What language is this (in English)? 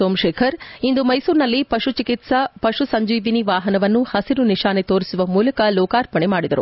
Kannada